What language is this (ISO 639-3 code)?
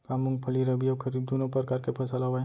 hne